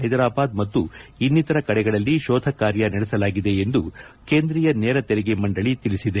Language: Kannada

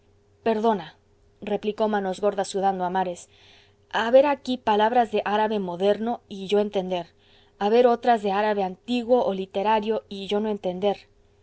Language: Spanish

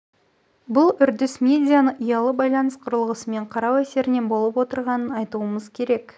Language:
Kazakh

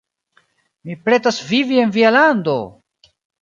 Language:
Esperanto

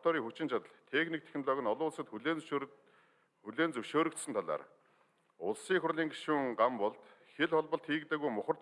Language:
German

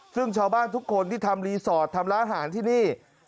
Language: Thai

